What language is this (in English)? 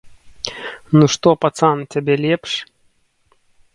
Belarusian